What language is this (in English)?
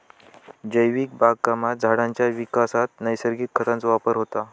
Marathi